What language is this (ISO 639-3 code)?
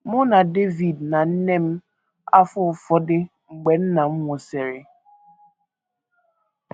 ibo